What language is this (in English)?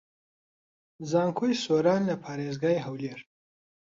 Central Kurdish